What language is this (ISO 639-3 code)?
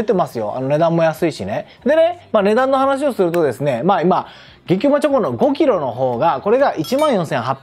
jpn